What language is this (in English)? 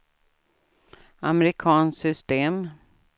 Swedish